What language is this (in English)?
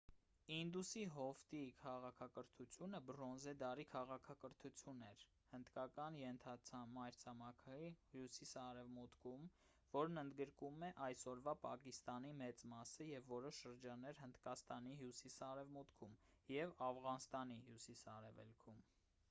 Armenian